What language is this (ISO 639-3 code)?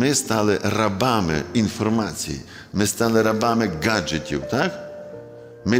ukr